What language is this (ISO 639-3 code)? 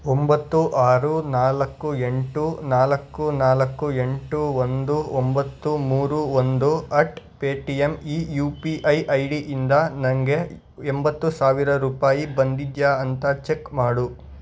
kan